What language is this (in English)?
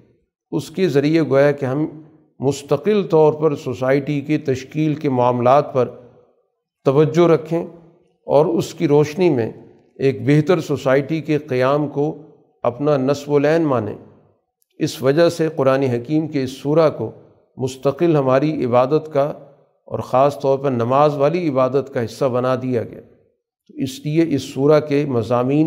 Urdu